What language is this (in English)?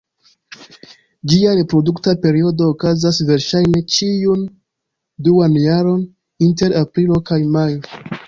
Esperanto